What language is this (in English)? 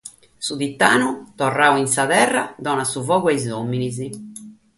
Sardinian